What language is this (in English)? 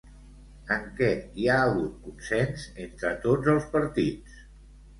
Catalan